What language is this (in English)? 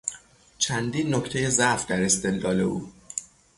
Persian